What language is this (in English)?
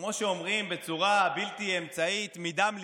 Hebrew